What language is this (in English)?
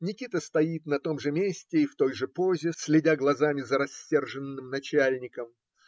Russian